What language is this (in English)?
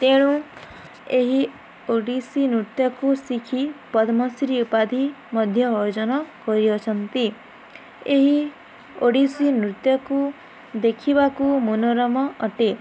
Odia